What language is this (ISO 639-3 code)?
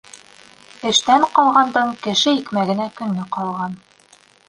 bak